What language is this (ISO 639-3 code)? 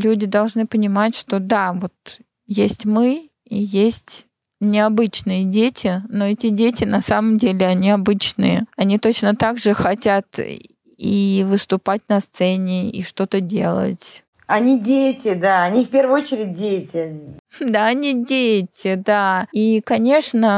rus